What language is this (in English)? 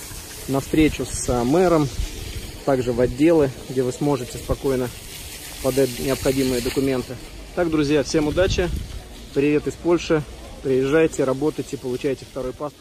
Russian